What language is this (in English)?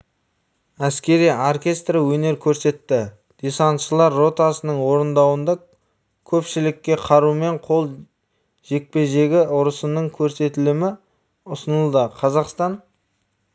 Kazakh